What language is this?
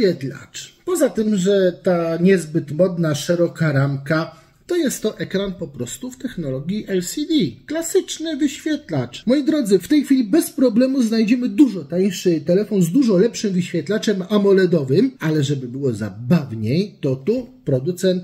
Polish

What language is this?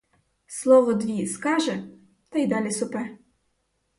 Ukrainian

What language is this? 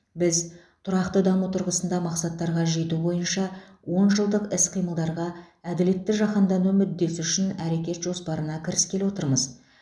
Kazakh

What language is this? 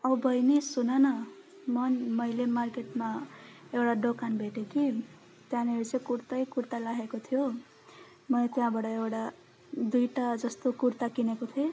Nepali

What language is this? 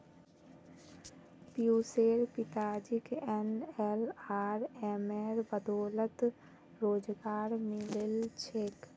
Magahi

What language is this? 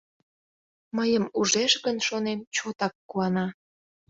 Mari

